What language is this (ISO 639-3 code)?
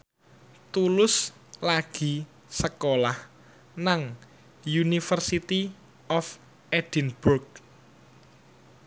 jav